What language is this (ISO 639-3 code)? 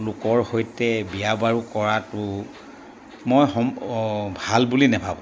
asm